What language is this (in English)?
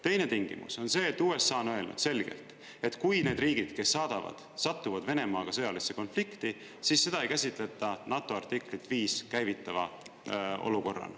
Estonian